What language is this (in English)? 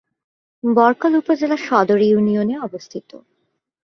Bangla